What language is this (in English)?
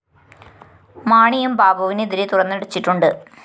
Malayalam